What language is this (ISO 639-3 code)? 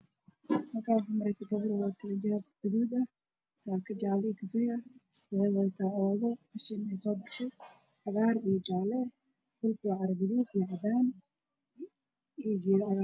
som